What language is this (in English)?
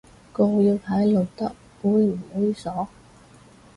Cantonese